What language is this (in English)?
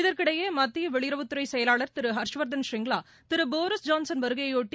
Tamil